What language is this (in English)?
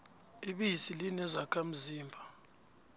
South Ndebele